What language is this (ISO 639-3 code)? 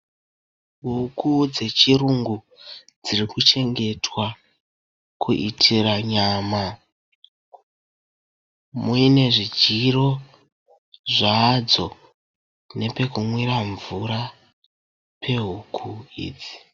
sna